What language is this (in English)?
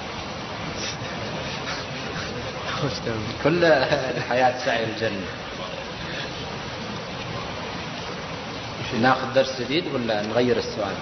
Arabic